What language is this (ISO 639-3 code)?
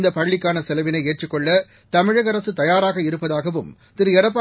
tam